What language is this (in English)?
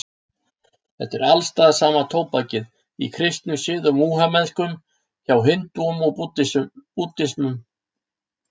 Icelandic